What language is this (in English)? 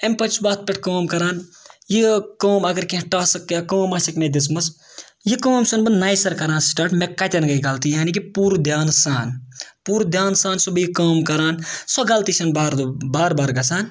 Kashmiri